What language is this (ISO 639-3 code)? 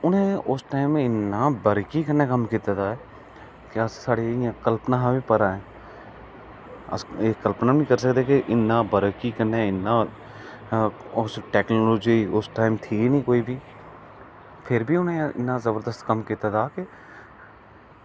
doi